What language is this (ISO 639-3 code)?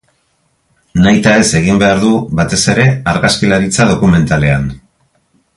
eus